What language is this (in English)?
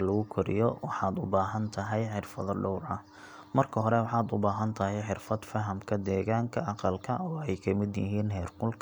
Somali